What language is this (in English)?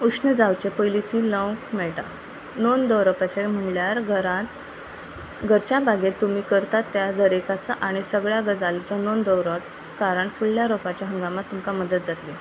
Konkani